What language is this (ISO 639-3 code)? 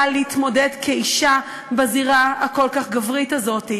heb